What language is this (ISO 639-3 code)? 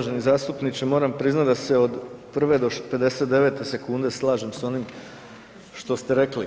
hrv